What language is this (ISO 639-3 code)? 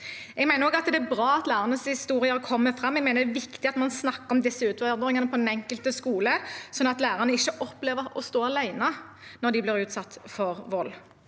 nor